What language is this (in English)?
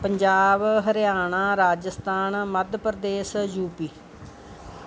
Punjabi